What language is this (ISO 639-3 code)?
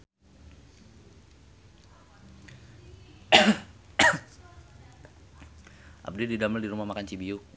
sun